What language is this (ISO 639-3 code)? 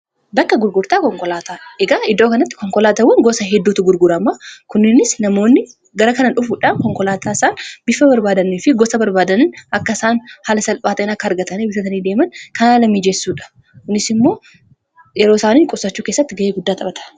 orm